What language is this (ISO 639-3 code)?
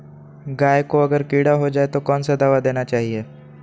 mag